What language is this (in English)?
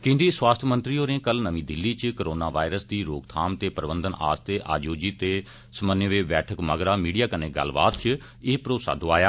Dogri